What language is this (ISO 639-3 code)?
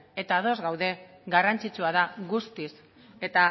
eus